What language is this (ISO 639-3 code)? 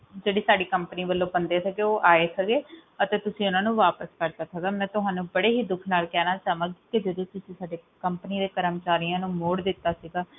pan